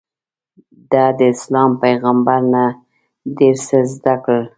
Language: Pashto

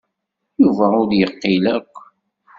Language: Kabyle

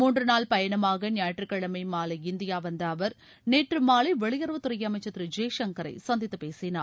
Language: Tamil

